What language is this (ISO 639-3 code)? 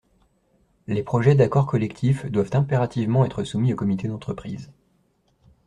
fra